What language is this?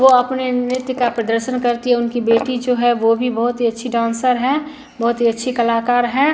Hindi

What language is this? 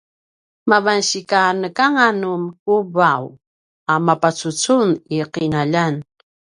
Paiwan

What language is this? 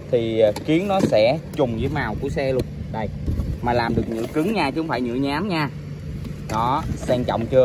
Vietnamese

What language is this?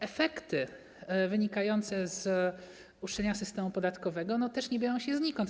Polish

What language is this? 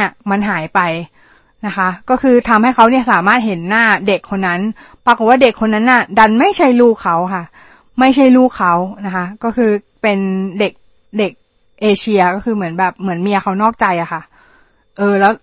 Thai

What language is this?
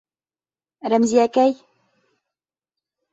Bashkir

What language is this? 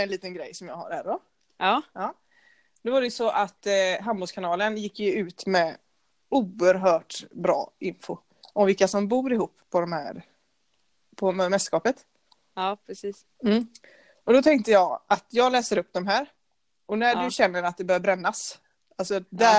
Swedish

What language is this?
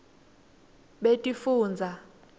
Swati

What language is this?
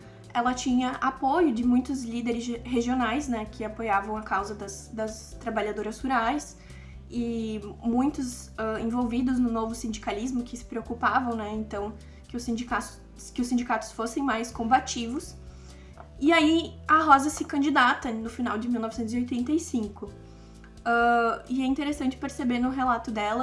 Portuguese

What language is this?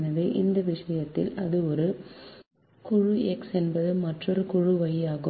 Tamil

